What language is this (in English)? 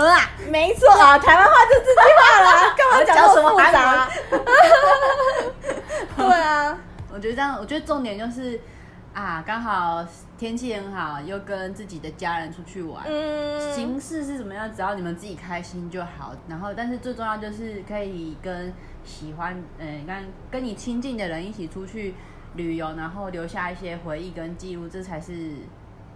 Chinese